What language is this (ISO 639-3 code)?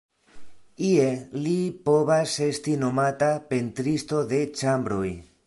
epo